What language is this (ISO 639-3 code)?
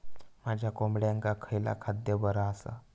mar